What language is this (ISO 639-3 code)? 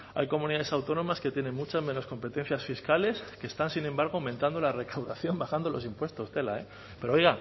spa